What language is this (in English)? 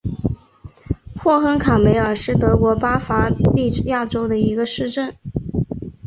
Chinese